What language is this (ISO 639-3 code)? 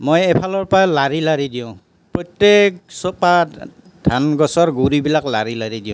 asm